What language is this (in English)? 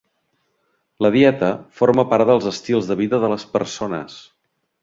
Catalan